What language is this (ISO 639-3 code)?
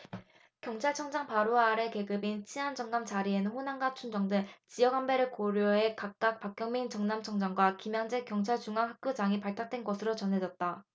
kor